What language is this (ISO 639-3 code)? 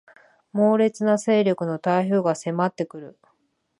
jpn